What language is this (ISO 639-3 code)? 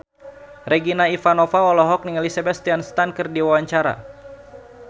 sun